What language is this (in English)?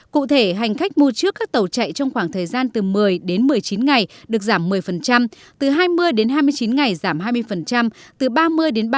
Vietnamese